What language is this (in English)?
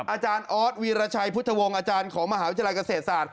Thai